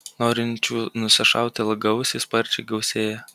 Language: Lithuanian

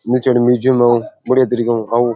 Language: Rajasthani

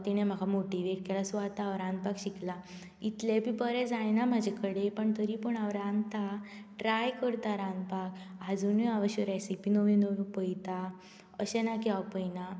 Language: Konkani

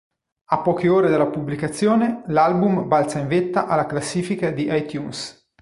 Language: Italian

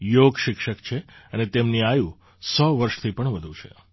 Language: Gujarati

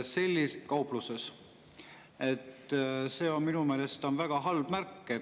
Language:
Estonian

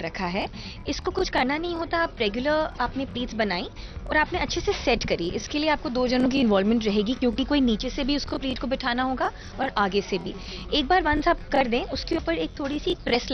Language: Hindi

